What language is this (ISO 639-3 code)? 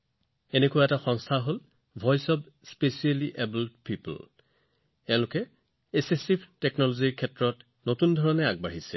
asm